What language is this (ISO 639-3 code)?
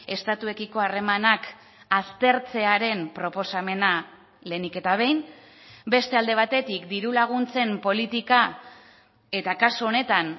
eus